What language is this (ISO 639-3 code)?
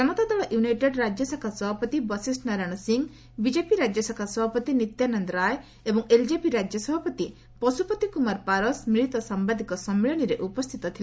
ori